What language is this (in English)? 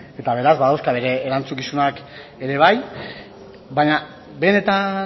Basque